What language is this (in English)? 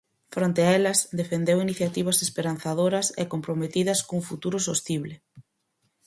Galician